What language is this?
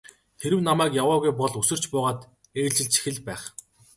Mongolian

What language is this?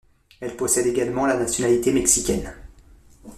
French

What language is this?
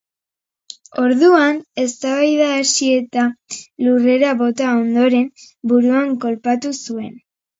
Basque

